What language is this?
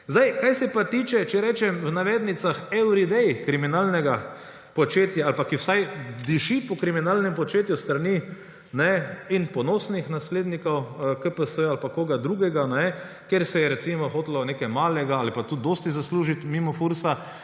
Slovenian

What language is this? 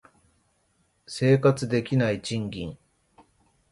Japanese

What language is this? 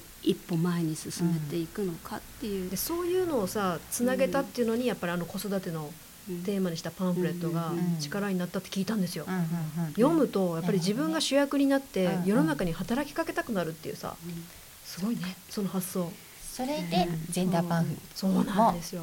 Japanese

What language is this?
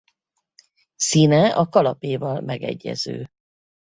Hungarian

